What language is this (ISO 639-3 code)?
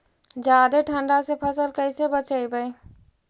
mag